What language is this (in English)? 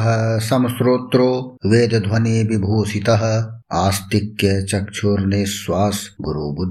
Hindi